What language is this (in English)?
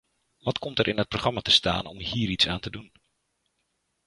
Dutch